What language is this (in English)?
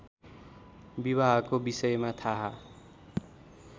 Nepali